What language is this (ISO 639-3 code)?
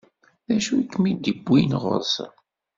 kab